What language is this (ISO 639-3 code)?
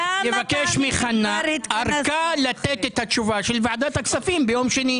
heb